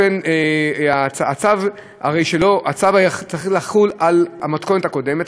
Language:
Hebrew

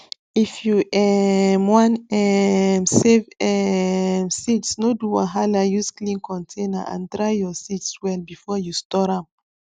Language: Nigerian Pidgin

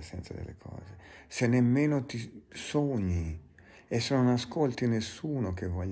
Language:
Italian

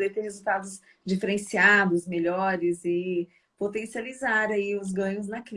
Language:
Portuguese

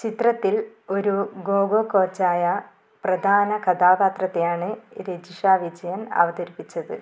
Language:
Malayalam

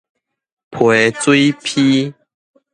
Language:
Min Nan Chinese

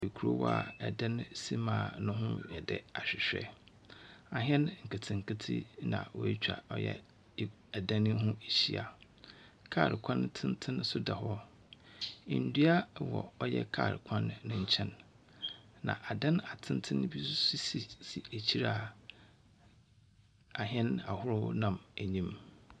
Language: Akan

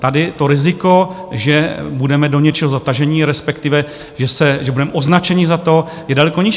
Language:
Czech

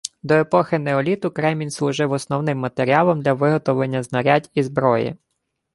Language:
Ukrainian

